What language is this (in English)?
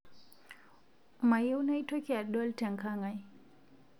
Masai